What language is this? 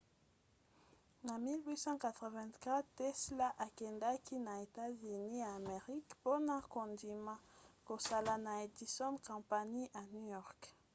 Lingala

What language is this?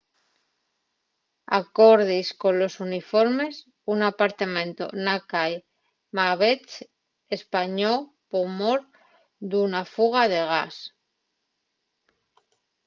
Asturian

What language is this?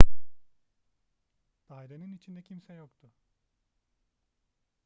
Turkish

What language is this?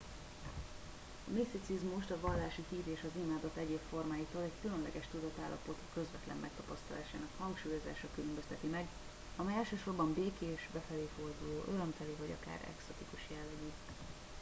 Hungarian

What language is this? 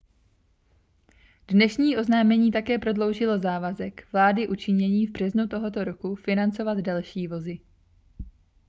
Czech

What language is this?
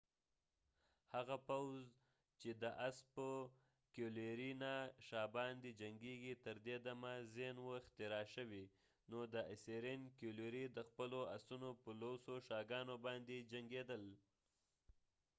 Pashto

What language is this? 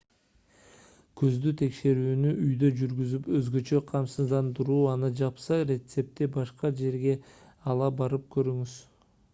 Kyrgyz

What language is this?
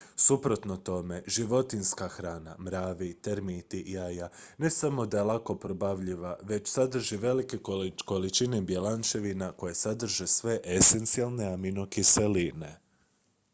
Croatian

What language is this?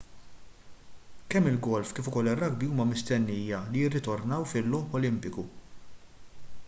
Maltese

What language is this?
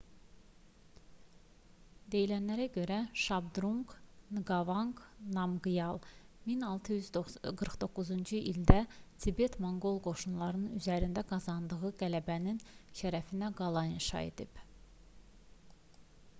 Azerbaijani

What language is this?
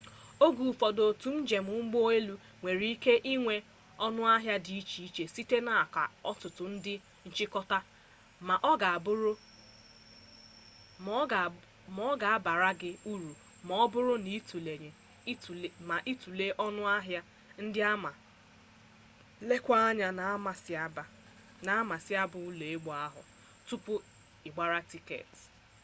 Igbo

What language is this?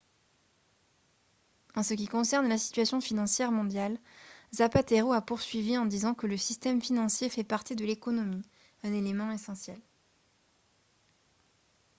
French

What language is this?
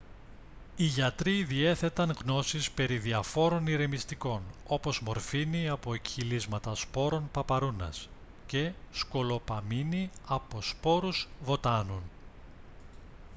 Greek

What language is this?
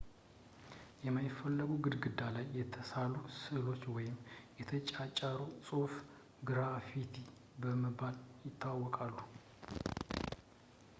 Amharic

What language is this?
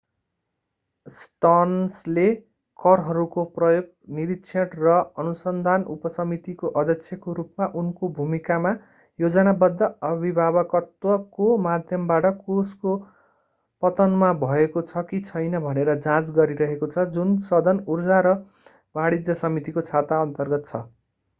Nepali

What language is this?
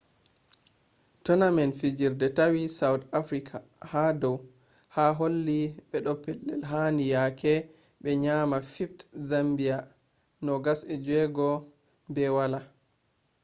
Fula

